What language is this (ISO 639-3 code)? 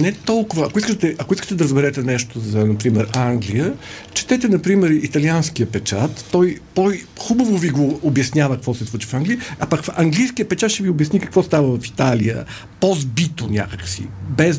bul